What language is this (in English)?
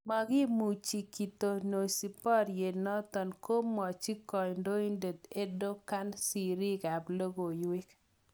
Kalenjin